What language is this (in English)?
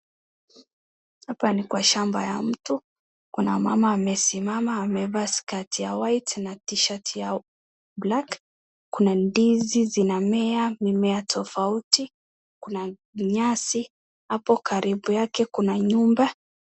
Swahili